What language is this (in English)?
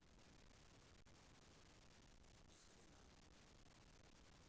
Russian